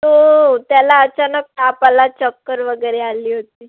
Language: Marathi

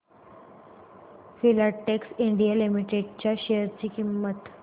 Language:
Marathi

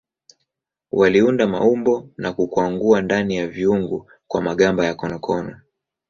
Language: Swahili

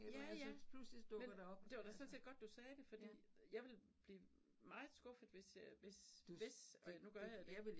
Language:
Danish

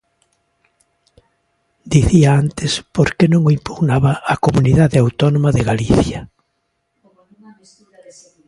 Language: Galician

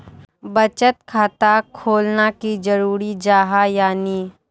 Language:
Magahi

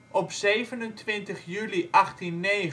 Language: Dutch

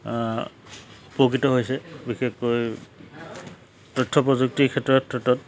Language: Assamese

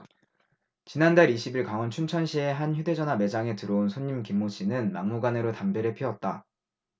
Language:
Korean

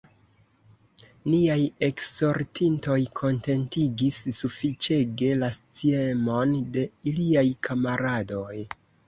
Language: Esperanto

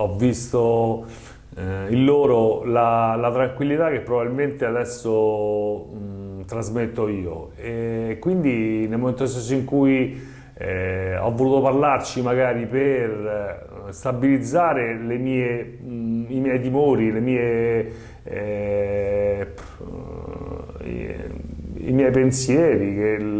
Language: Italian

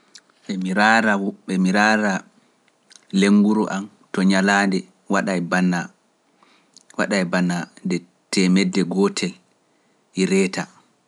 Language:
Pular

